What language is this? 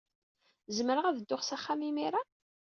Kabyle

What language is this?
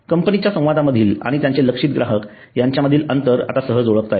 Marathi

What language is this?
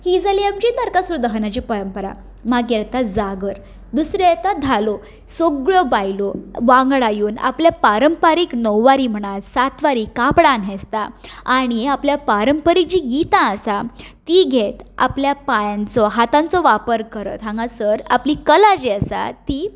Konkani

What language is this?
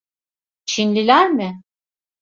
Turkish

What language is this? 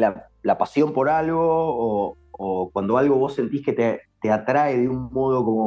Spanish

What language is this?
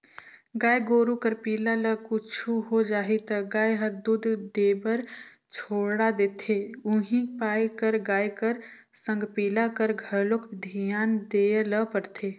Chhattisgarhi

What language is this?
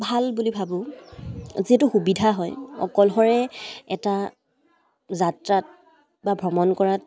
Assamese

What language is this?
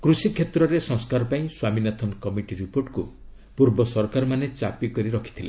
Odia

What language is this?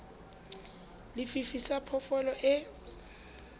Southern Sotho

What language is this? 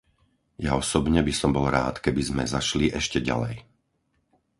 Slovak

